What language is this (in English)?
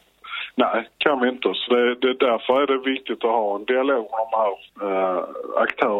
Swedish